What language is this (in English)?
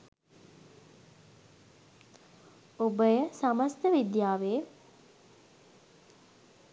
Sinhala